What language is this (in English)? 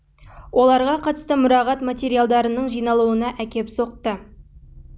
Kazakh